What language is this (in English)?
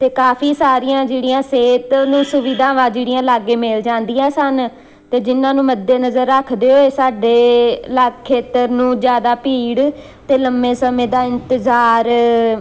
Punjabi